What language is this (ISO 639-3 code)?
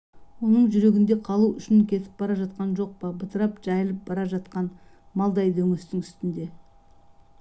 kaz